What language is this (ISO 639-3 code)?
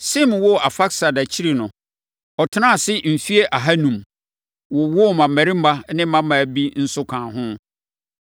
aka